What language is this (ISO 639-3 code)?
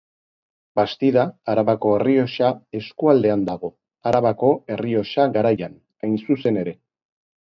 eus